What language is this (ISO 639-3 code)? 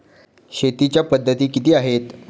mar